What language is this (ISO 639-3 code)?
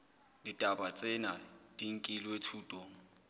sot